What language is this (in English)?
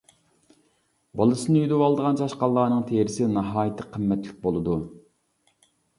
Uyghur